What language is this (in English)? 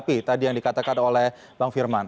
Indonesian